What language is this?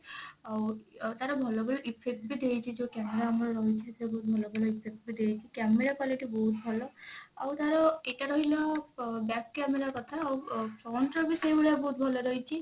Odia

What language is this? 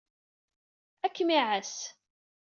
Kabyle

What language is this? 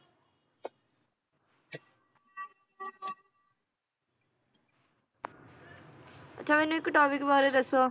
Punjabi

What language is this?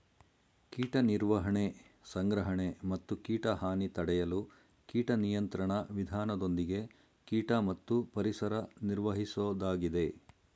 Kannada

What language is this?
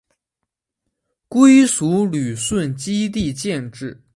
Chinese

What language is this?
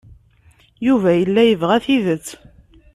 Kabyle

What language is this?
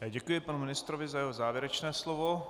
Czech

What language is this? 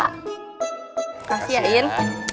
Indonesian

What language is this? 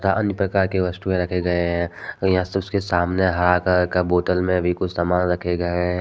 Hindi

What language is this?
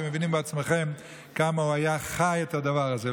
Hebrew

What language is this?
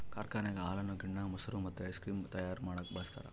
Kannada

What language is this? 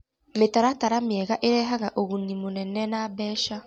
Kikuyu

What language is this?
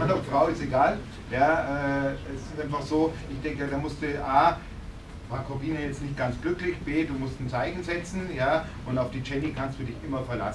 German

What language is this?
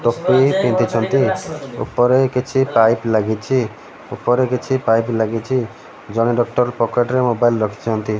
Odia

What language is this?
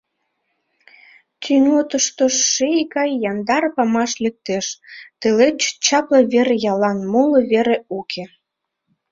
Mari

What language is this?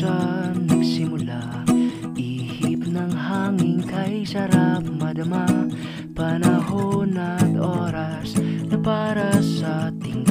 Filipino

